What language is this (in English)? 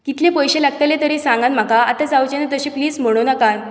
Konkani